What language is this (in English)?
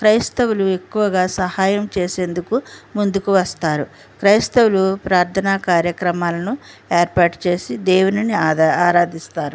Telugu